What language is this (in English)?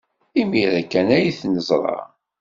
Kabyle